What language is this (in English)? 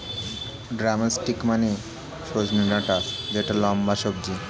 Bangla